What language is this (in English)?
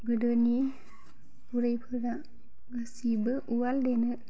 Bodo